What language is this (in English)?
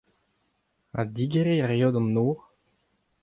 Breton